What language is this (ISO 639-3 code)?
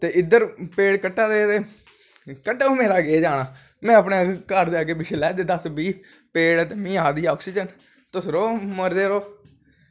doi